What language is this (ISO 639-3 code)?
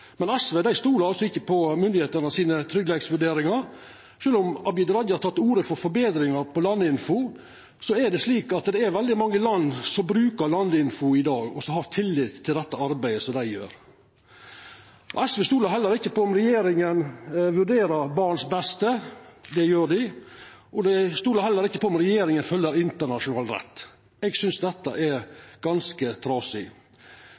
nno